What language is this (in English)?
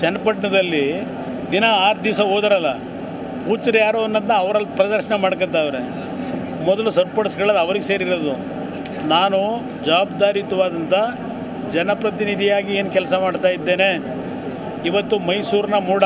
Kannada